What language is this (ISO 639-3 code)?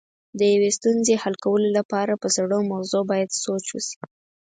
pus